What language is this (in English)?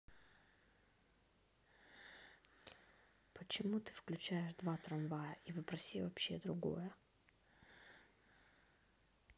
Russian